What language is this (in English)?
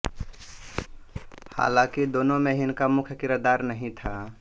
Hindi